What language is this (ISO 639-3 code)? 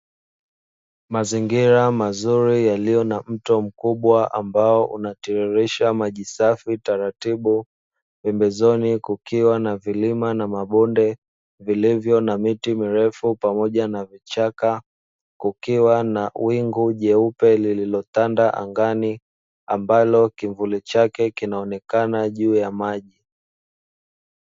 swa